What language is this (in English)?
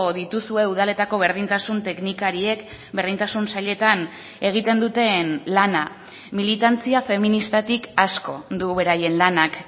Basque